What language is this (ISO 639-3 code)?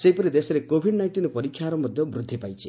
ori